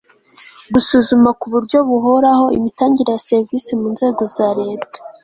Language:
Kinyarwanda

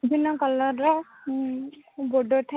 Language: Odia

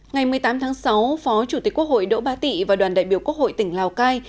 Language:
Vietnamese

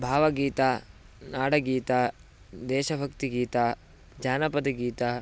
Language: Sanskrit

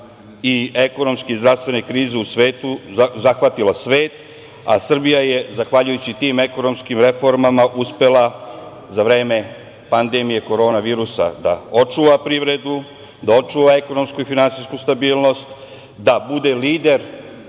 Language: Serbian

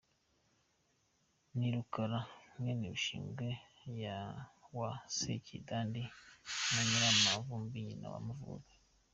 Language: Kinyarwanda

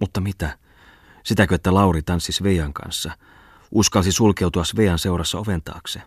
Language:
Finnish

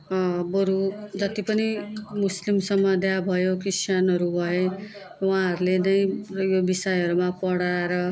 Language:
Nepali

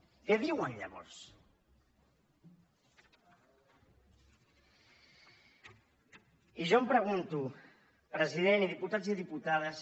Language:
Catalan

